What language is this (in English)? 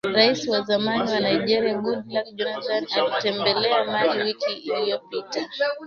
Swahili